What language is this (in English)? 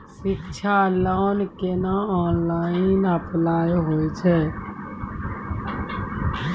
Maithili